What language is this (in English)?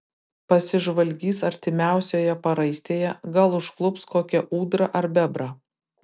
Lithuanian